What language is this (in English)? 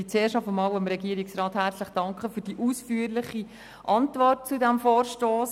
Swiss German